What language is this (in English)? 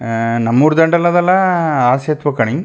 Kannada